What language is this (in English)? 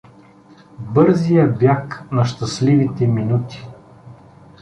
Bulgarian